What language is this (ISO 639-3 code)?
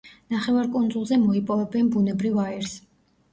kat